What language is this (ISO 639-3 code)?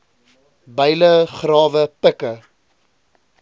afr